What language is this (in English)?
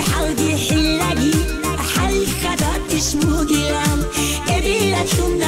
Korean